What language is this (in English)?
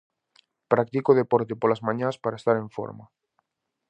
Galician